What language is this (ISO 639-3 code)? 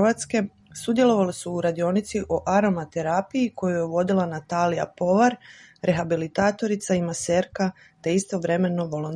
hrv